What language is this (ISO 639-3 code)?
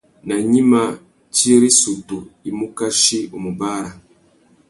bag